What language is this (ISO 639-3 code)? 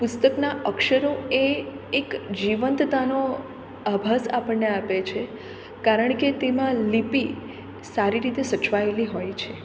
guj